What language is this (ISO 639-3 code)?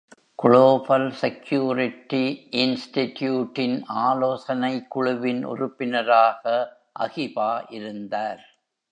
tam